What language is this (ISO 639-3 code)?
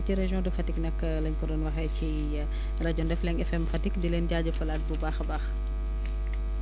wol